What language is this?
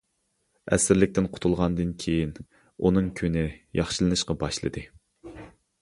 Uyghur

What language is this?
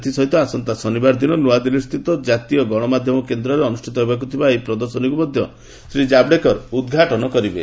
Odia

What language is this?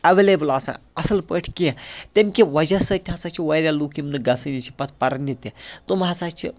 Kashmiri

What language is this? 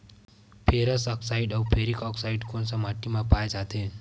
Chhattisgarhi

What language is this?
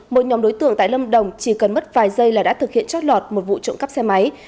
Vietnamese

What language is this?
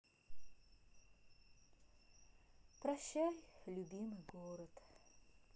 Russian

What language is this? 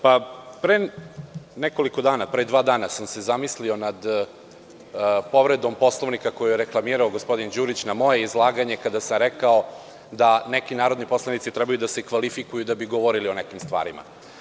Serbian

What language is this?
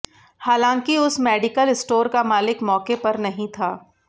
Hindi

